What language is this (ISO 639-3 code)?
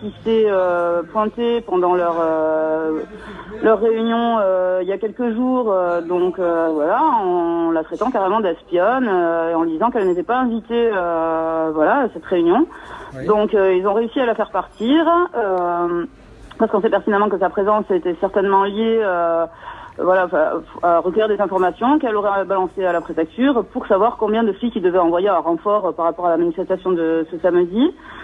fra